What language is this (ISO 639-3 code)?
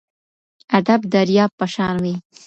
pus